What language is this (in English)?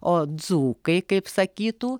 Lithuanian